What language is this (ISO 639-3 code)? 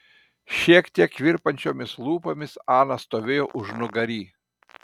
lit